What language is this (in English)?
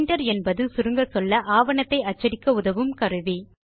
Tamil